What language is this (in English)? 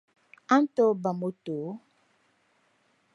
Dagbani